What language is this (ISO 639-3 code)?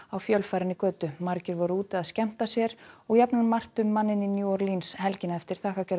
isl